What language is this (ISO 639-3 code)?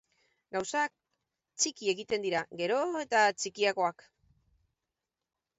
eus